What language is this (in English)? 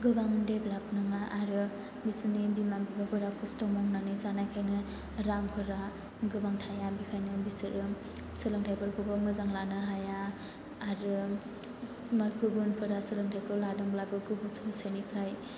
Bodo